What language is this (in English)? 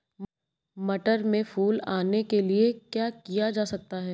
Hindi